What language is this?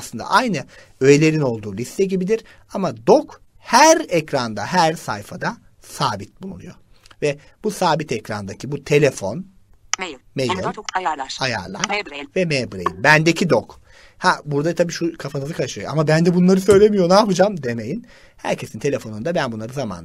Turkish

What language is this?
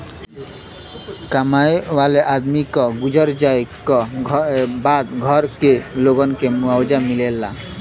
Bhojpuri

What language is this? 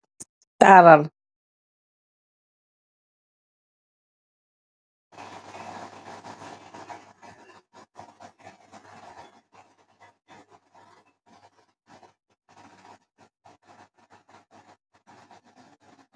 Wolof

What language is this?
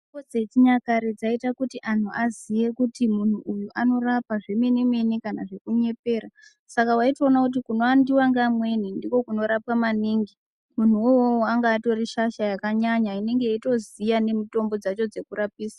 Ndau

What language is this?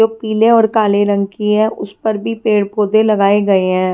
Hindi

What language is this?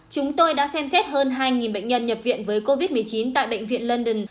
Vietnamese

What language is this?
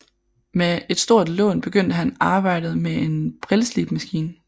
Danish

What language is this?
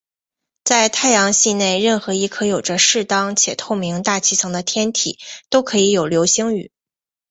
Chinese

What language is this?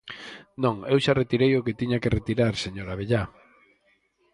Galician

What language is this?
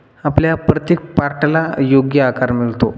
Marathi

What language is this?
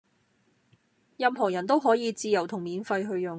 Cantonese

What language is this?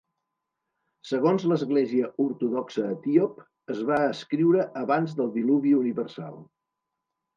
Catalan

